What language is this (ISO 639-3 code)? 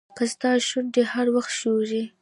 pus